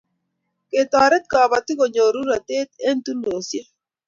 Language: Kalenjin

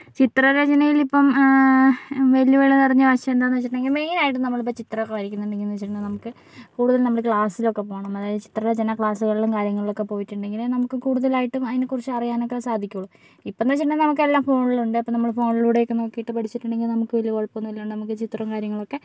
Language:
Malayalam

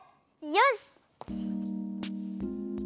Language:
Japanese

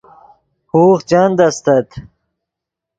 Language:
Yidgha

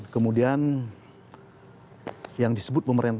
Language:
Indonesian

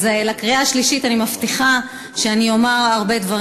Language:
Hebrew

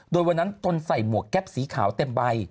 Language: Thai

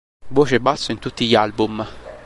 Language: Italian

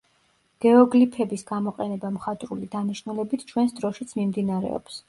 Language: Georgian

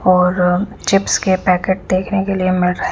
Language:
Hindi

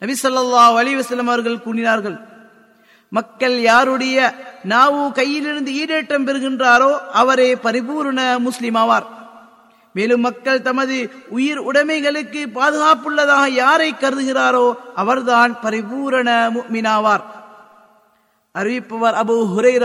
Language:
Tamil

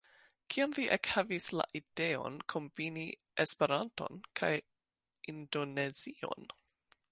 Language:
Esperanto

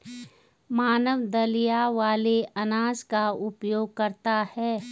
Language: Hindi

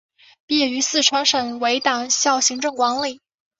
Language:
Chinese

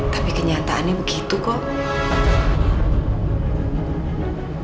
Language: Indonesian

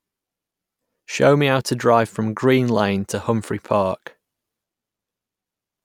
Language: English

